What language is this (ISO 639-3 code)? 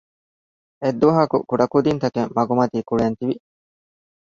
div